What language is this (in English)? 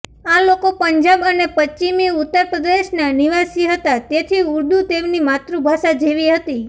Gujarati